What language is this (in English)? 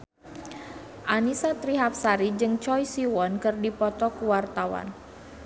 Sundanese